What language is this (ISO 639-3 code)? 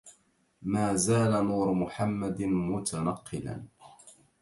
ara